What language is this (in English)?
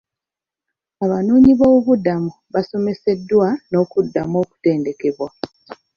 Ganda